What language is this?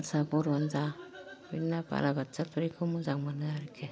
Bodo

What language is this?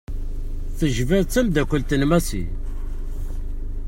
Kabyle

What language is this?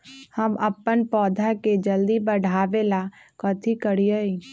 Magahi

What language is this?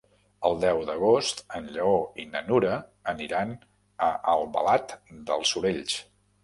Catalan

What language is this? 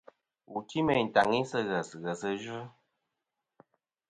Kom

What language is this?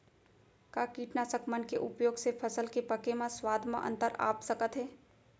Chhattisgarhi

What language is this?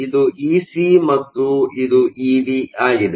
Kannada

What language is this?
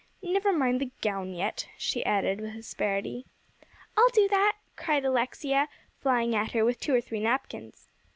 English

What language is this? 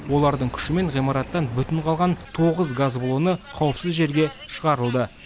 Kazakh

